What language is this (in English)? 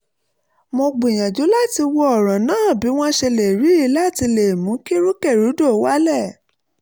Yoruba